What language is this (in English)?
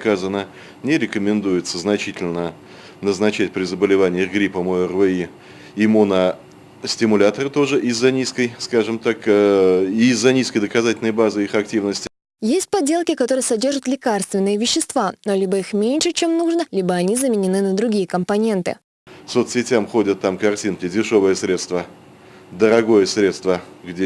Russian